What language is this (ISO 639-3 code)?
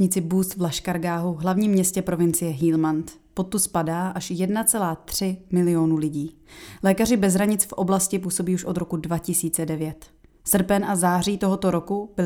ces